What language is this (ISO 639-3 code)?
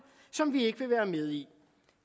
dan